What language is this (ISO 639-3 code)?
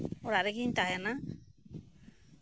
sat